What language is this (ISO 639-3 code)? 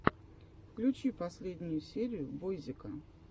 rus